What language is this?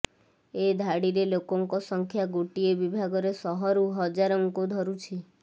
Odia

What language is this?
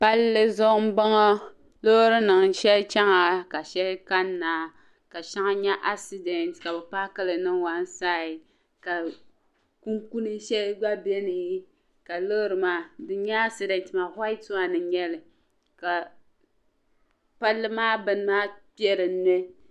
Dagbani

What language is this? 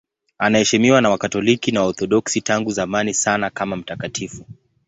Swahili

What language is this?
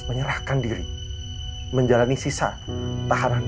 Indonesian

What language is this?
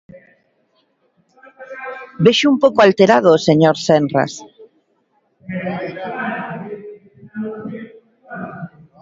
Galician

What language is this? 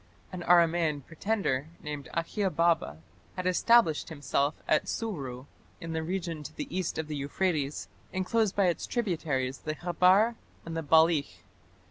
English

